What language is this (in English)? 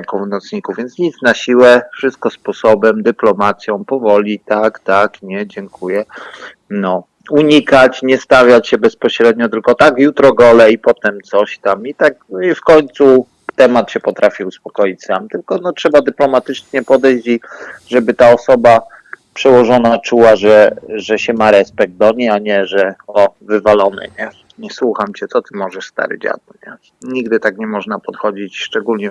Polish